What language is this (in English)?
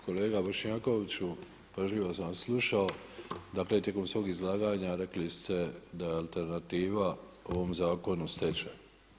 Croatian